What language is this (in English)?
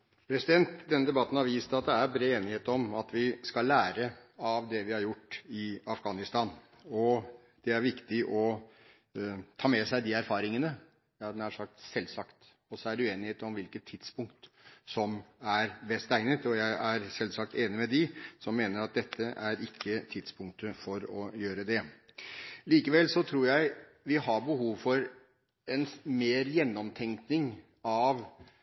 Norwegian Bokmål